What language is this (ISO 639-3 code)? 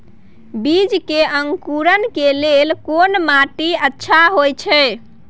mai